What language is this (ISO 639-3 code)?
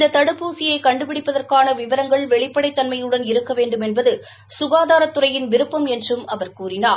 tam